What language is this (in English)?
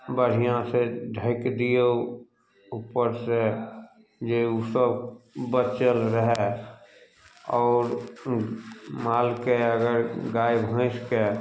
Maithili